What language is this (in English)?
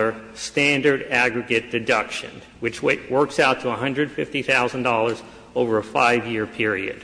English